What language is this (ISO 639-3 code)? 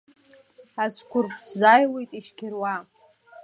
abk